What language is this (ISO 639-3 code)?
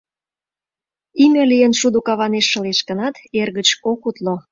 chm